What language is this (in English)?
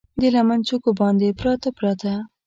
Pashto